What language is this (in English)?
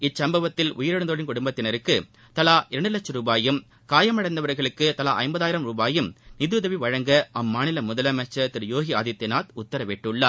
Tamil